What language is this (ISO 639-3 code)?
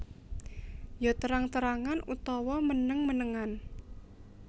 jav